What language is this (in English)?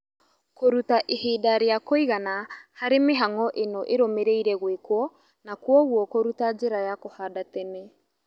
Kikuyu